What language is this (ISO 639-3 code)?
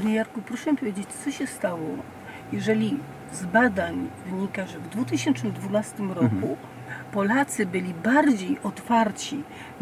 pol